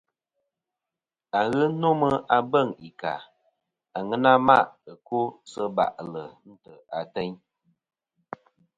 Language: Kom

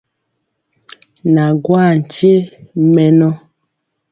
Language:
Mpiemo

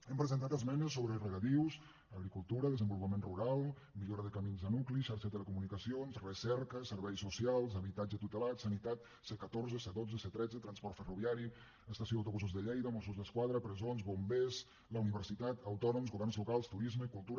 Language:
Catalan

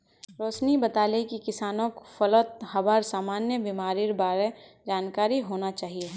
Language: Magahi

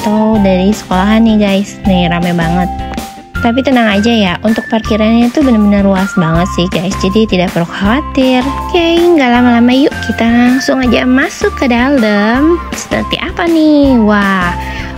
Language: Indonesian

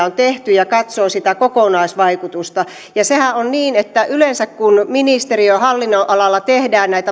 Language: Finnish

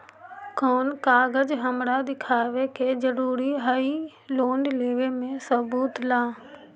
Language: Magahi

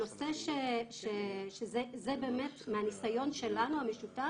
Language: Hebrew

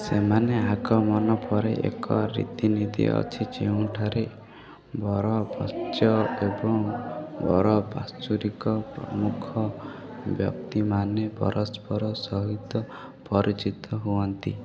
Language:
Odia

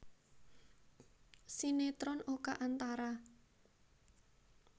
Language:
Javanese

